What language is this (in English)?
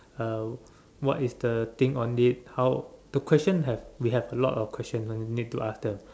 English